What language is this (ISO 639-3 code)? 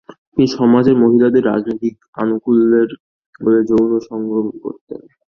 ben